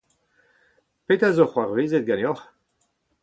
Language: Breton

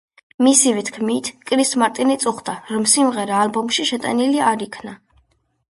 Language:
Georgian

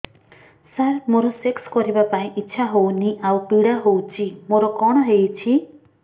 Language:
Odia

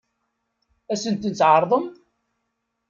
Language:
Kabyle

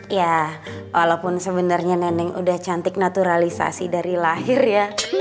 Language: Indonesian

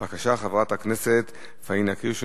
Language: Hebrew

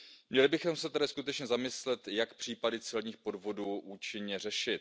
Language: Czech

